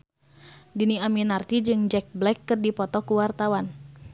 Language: Sundanese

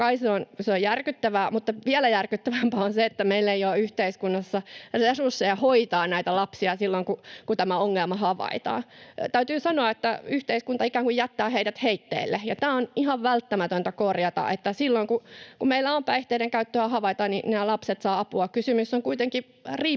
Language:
Finnish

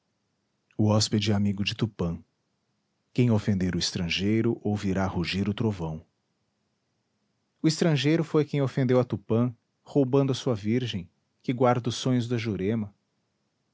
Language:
Portuguese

